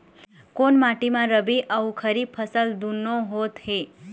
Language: Chhattisgarhi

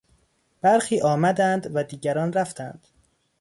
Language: Persian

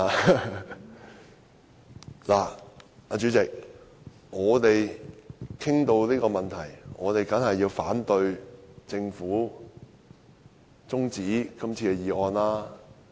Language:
Cantonese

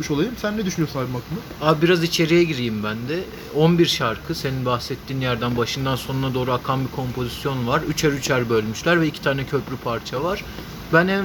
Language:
Turkish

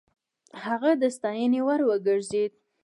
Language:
Pashto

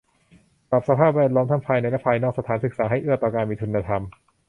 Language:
Thai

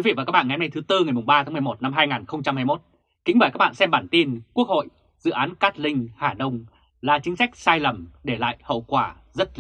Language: Vietnamese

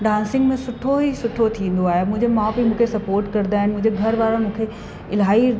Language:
Sindhi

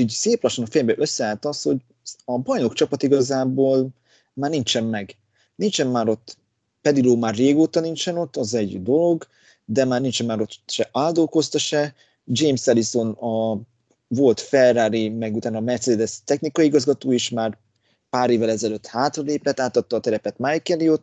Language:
Hungarian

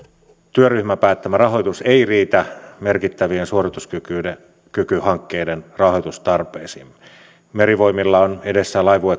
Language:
Finnish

